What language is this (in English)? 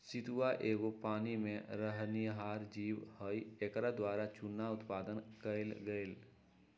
Magahi